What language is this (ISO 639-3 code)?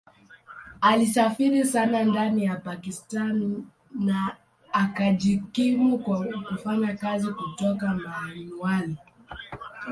swa